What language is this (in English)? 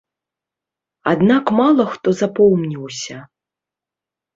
Belarusian